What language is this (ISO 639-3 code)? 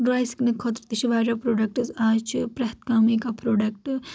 kas